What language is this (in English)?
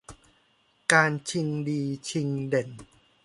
Thai